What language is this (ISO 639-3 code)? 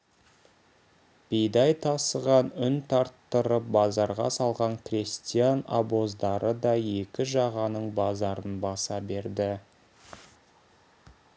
kaz